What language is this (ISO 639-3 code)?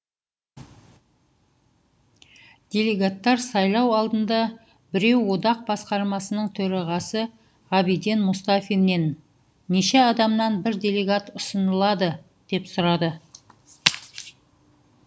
kaz